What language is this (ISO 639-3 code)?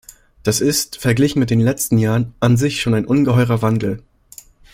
deu